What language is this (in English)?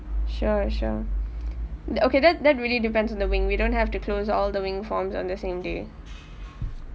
English